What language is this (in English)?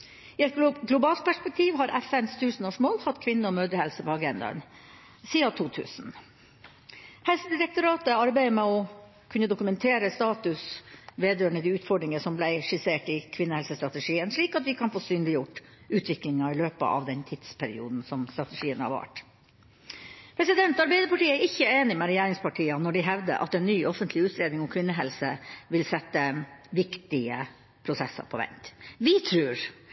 Norwegian Bokmål